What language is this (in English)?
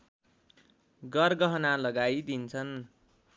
Nepali